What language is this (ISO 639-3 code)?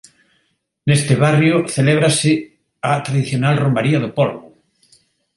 glg